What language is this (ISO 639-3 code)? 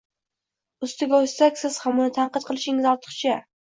uzb